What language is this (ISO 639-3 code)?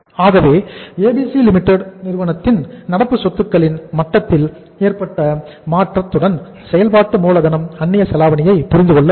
tam